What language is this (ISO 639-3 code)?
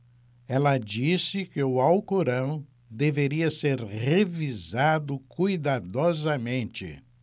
por